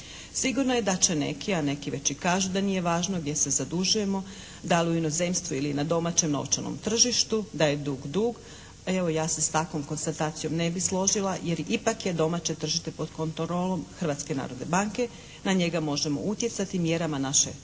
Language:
Croatian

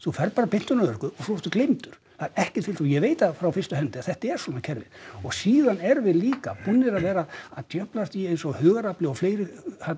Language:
Icelandic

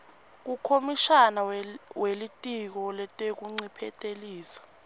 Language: Swati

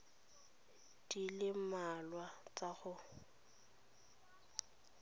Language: Tswana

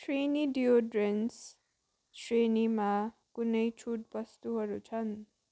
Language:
Nepali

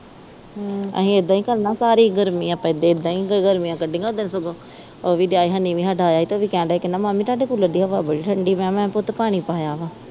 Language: Punjabi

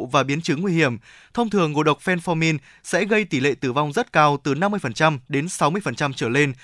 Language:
Vietnamese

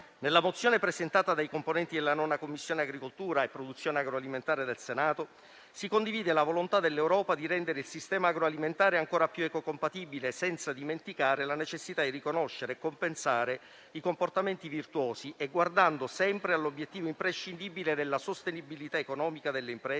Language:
Italian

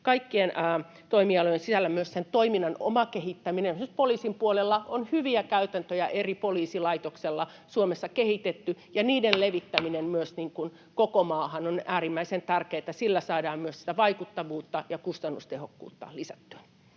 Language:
Finnish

